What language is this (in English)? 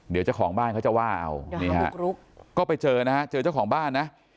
Thai